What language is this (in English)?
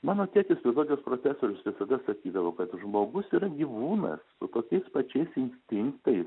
Lithuanian